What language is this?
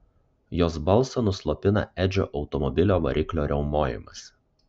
Lithuanian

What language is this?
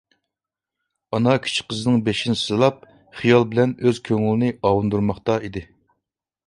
Uyghur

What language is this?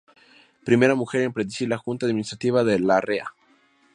Spanish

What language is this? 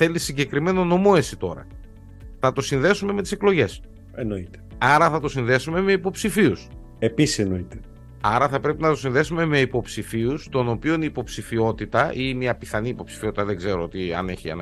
Greek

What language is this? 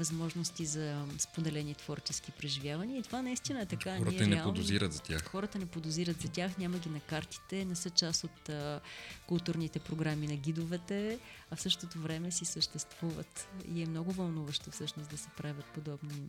Bulgarian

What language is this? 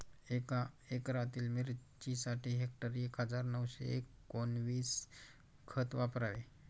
Marathi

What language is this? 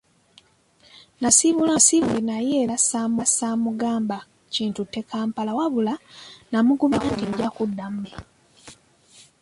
Ganda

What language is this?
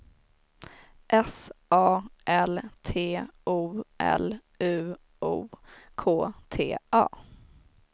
Swedish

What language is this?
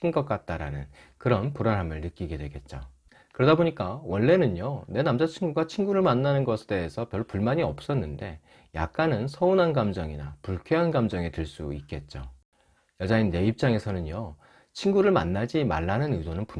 Korean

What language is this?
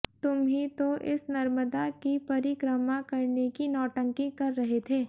Hindi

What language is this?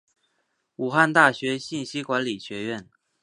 Chinese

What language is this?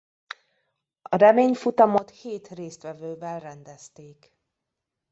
Hungarian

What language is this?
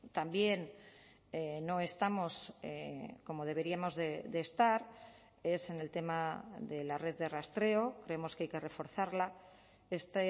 Spanish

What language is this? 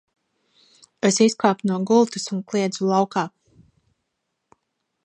Latvian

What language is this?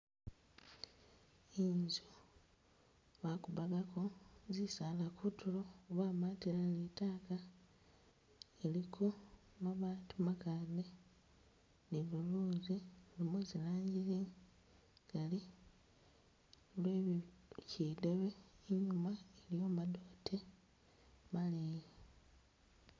Masaaba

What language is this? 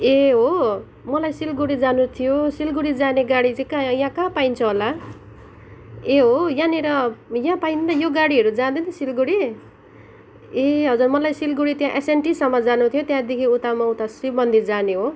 Nepali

